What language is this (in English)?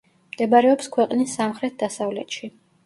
Georgian